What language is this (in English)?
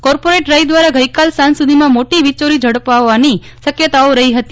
Gujarati